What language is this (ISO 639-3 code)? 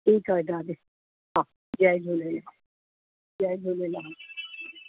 snd